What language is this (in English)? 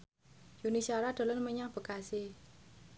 Javanese